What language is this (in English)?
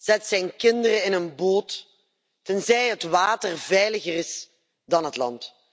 Dutch